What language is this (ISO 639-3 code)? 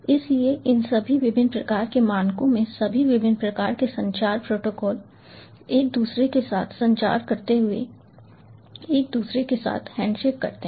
hin